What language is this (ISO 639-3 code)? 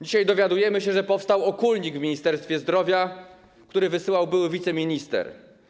pol